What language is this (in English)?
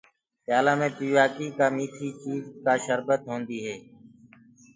Gurgula